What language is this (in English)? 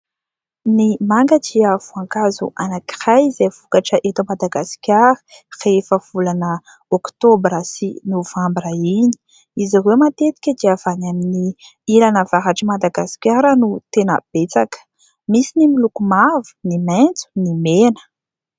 Malagasy